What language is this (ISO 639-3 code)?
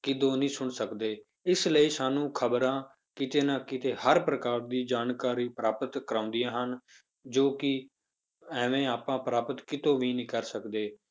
pan